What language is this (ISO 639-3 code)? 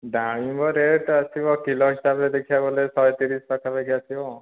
ori